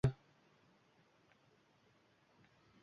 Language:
Uzbek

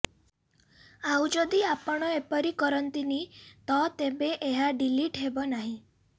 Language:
Odia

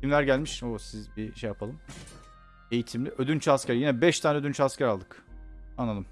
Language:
Turkish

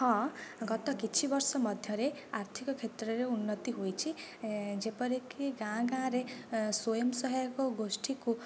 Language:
Odia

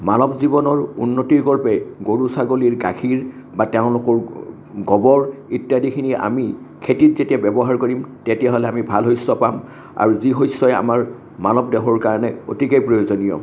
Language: Assamese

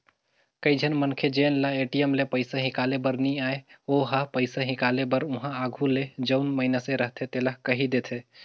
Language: Chhattisgarhi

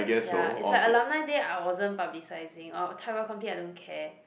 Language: English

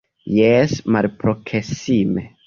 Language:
Esperanto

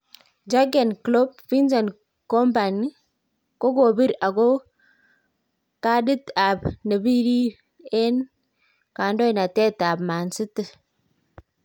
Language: Kalenjin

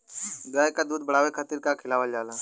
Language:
Bhojpuri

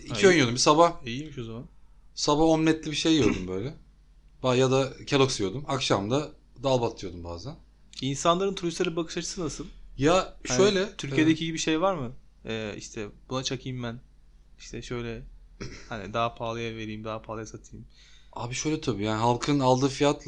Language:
Turkish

